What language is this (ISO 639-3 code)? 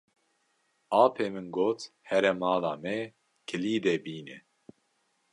kur